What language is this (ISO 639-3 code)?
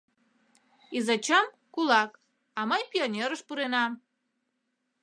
chm